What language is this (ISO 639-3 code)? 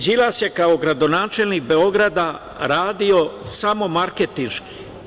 srp